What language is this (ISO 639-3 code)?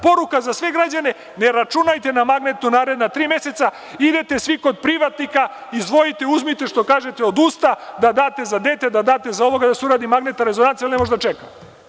srp